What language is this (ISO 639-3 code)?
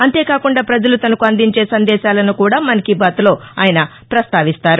tel